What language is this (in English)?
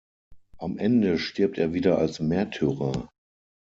German